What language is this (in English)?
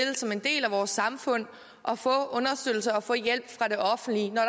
Danish